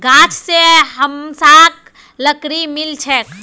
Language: Magahi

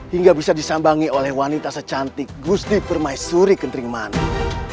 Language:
Indonesian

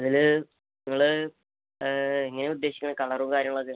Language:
Malayalam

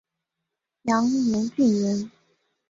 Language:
Chinese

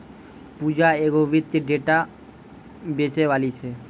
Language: Maithili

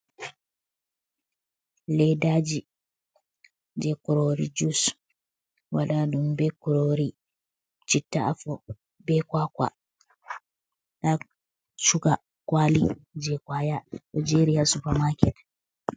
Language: Fula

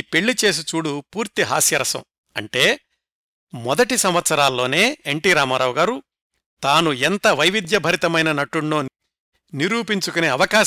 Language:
Telugu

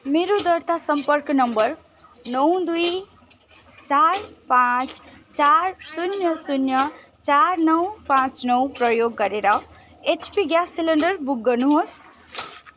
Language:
Nepali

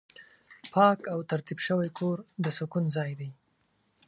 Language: Pashto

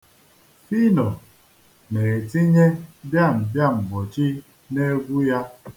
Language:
Igbo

